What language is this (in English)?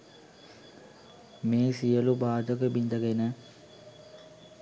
Sinhala